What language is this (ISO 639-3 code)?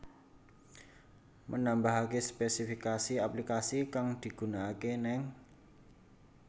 jav